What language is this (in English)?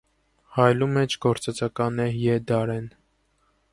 Armenian